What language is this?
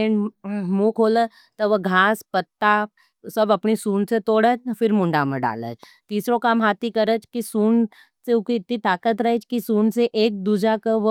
Nimadi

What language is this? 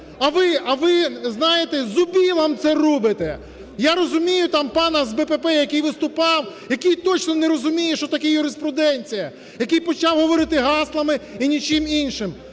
Ukrainian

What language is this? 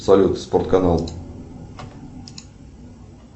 Russian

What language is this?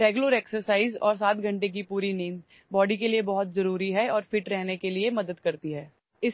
Marathi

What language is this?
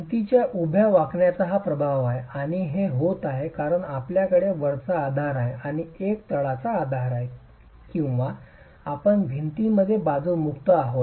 Marathi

